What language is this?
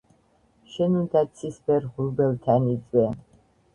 Georgian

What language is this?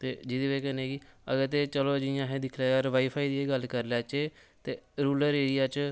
Dogri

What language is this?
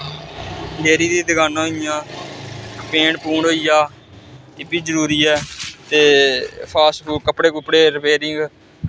Dogri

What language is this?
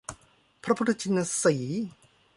Thai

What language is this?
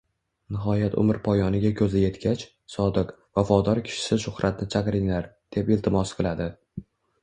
Uzbek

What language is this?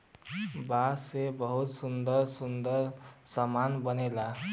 Bhojpuri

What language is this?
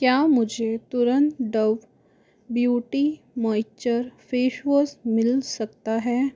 Hindi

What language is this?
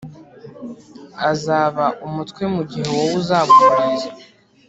Kinyarwanda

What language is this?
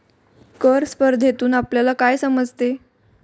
Marathi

